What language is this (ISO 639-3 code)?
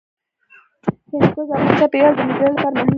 pus